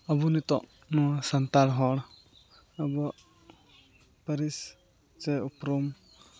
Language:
Santali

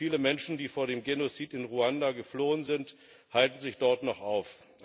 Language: German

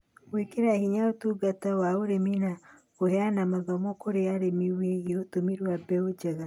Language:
Kikuyu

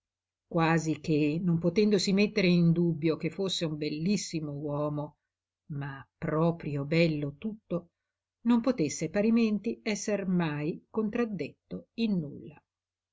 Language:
Italian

